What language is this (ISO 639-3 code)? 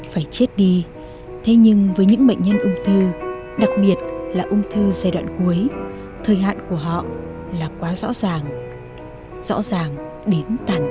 vie